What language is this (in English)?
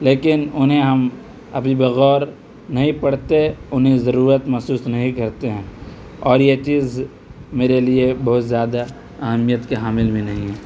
Urdu